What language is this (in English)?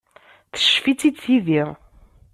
Kabyle